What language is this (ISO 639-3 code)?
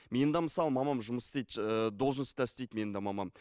kaz